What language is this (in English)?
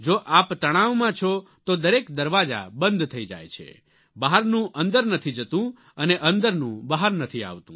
Gujarati